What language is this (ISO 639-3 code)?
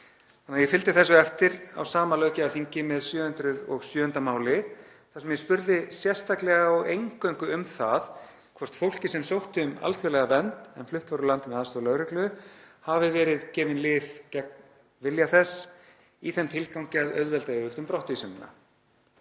isl